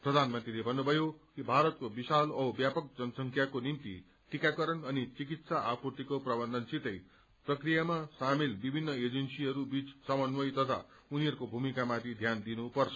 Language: Nepali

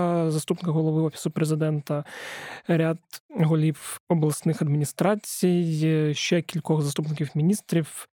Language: Ukrainian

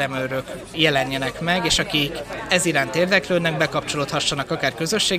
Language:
Hungarian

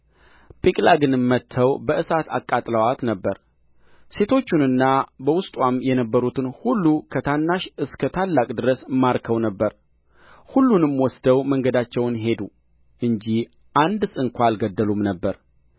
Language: Amharic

